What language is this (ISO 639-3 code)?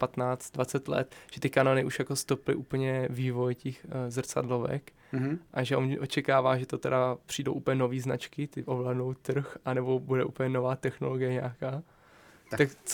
ces